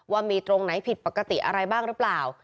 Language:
Thai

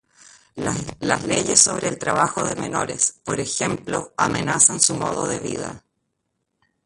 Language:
Spanish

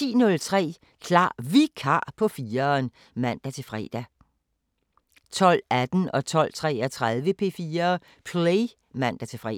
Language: Danish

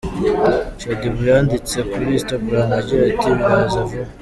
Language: Kinyarwanda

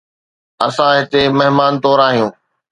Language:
Sindhi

